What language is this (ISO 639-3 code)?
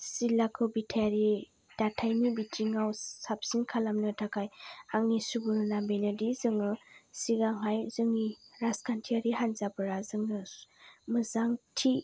brx